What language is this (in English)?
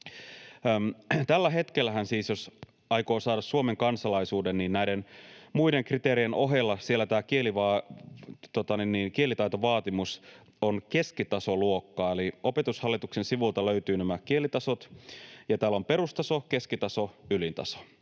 Finnish